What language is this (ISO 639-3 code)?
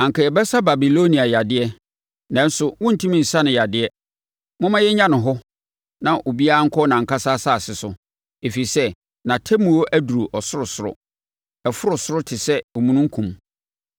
aka